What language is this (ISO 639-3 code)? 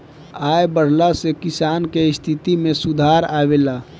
bho